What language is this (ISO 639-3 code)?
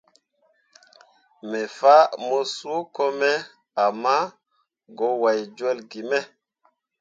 mua